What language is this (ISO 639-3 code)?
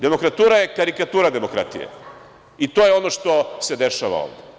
srp